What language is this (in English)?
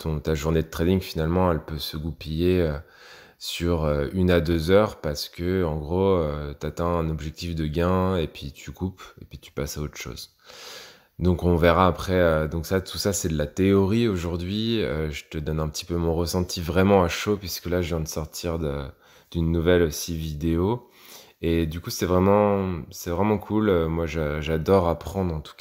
French